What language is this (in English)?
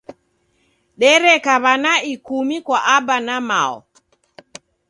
Taita